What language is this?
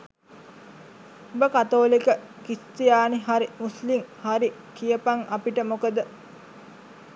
Sinhala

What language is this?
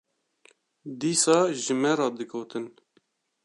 Kurdish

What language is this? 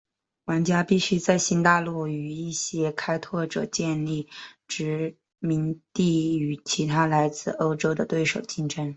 Chinese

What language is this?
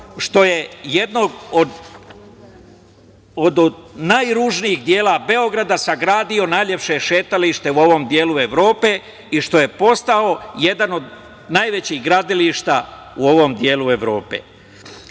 Serbian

